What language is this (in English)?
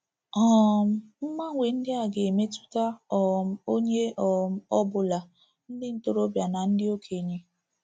Igbo